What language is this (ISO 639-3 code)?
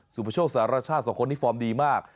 tha